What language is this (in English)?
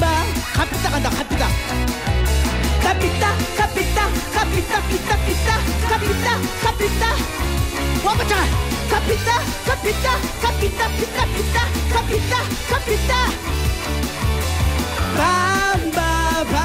Korean